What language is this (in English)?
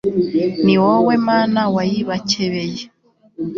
Kinyarwanda